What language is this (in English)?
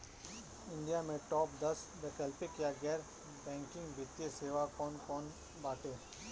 Bhojpuri